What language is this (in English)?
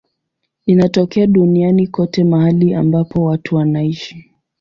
Swahili